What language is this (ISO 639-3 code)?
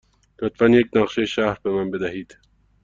fas